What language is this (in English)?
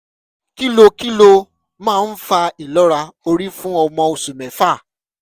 Yoruba